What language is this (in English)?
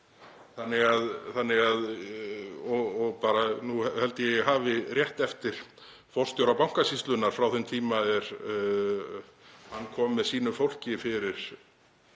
Icelandic